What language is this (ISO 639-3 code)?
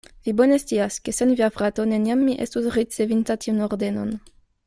epo